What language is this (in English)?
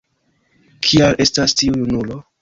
Esperanto